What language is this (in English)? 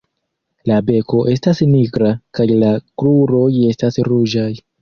Esperanto